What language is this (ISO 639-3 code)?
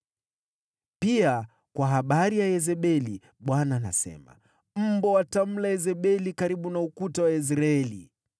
swa